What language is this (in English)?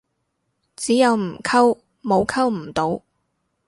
Cantonese